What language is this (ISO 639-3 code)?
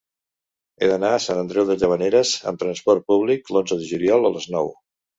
cat